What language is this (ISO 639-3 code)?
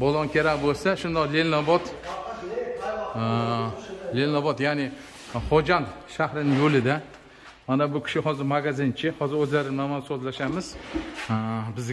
tur